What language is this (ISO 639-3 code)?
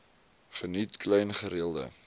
afr